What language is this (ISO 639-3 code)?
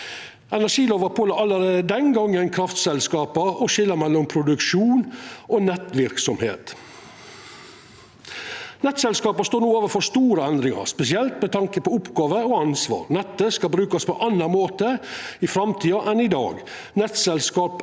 nor